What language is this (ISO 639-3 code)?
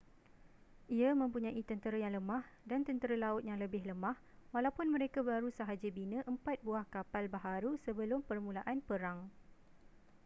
msa